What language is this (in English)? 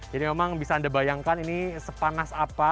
Indonesian